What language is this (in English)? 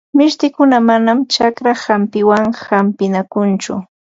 Ambo-Pasco Quechua